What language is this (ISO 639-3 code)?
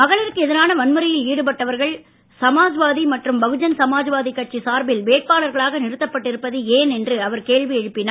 tam